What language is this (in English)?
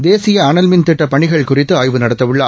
Tamil